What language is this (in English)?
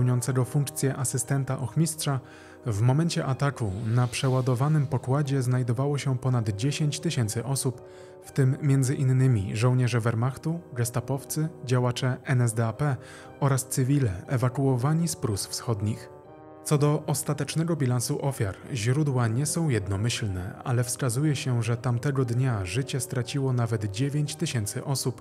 Polish